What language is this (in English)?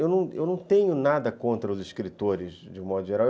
Portuguese